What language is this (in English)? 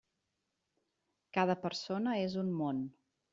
Catalan